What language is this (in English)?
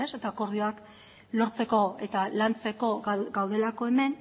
Basque